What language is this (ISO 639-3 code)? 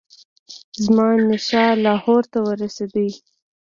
pus